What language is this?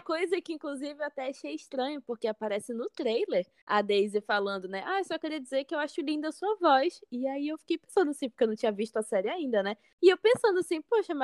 Portuguese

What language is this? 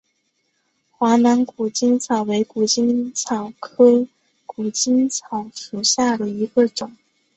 Chinese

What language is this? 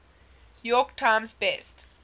English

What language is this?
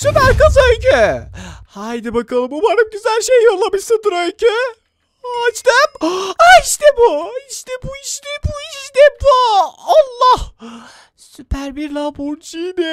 Turkish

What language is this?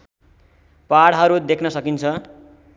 Nepali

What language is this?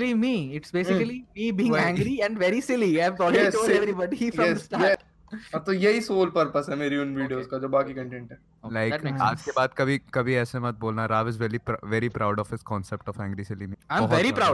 Hindi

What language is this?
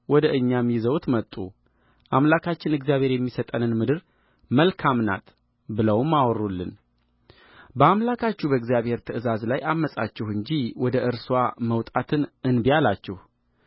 Amharic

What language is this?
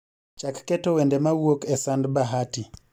Luo (Kenya and Tanzania)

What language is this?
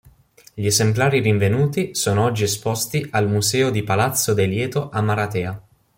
Italian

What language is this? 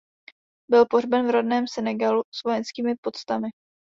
Czech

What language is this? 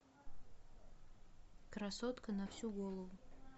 Russian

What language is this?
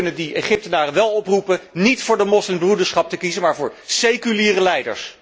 Dutch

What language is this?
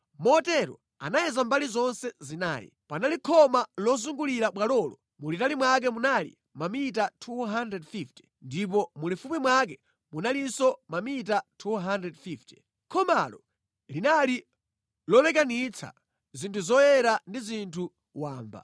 Nyanja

